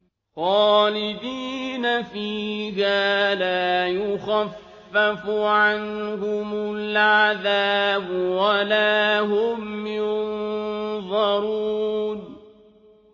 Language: Arabic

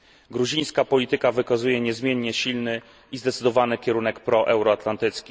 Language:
Polish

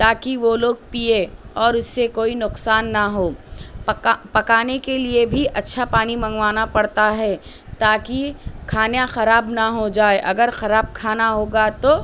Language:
Urdu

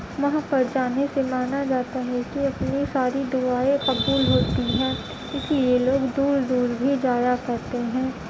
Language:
Urdu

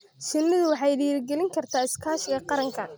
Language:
Somali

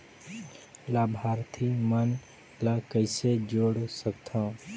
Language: Chhattisgarhi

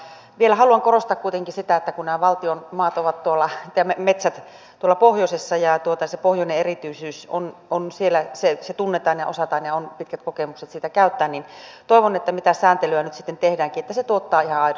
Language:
Finnish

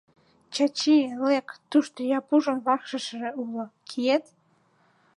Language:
Mari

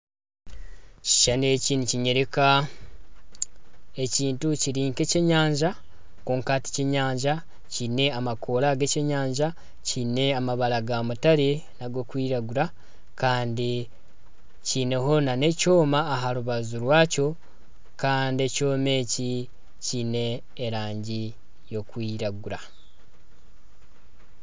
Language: Nyankole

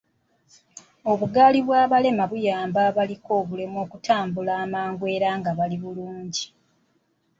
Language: Ganda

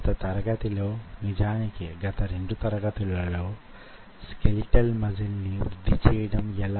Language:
Telugu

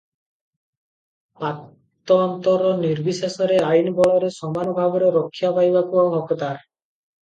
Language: Odia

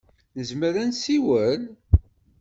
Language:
Kabyle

